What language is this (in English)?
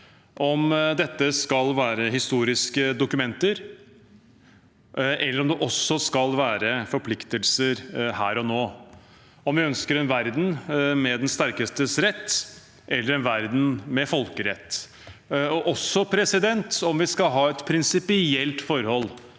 Norwegian